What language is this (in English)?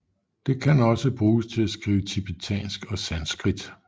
Danish